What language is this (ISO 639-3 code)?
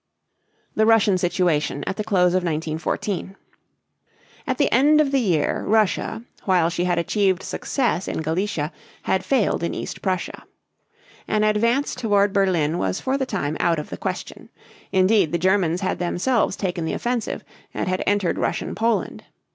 eng